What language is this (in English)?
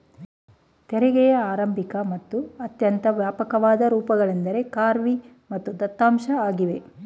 Kannada